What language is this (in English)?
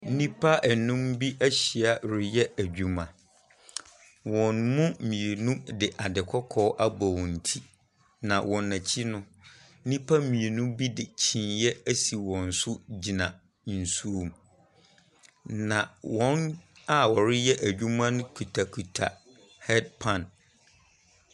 Akan